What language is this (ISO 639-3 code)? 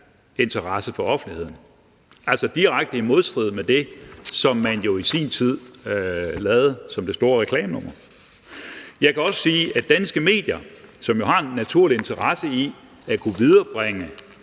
dan